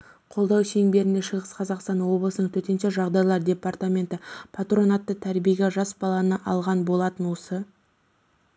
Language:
Kazakh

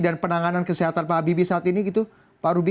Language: Indonesian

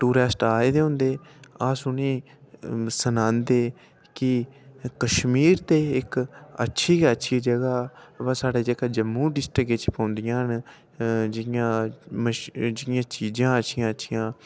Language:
Dogri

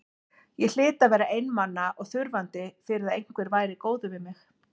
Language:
Icelandic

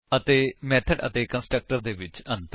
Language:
Punjabi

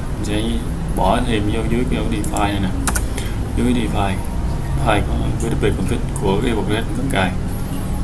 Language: Vietnamese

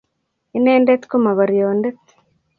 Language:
Kalenjin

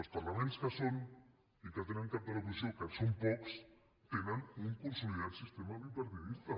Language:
Catalan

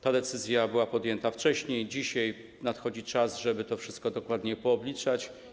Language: Polish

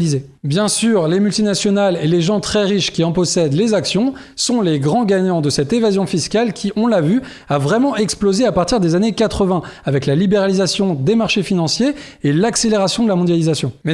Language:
French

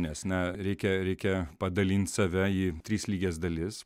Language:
Lithuanian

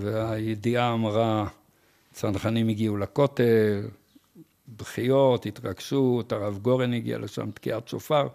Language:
Hebrew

